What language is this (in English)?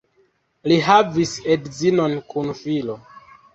Esperanto